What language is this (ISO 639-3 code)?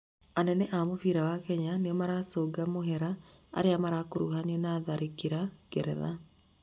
kik